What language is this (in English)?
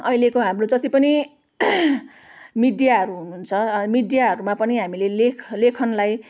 Nepali